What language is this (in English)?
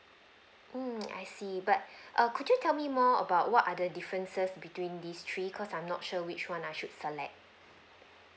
English